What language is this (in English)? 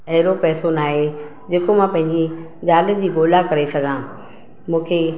Sindhi